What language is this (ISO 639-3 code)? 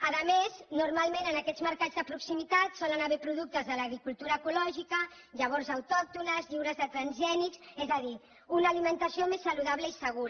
cat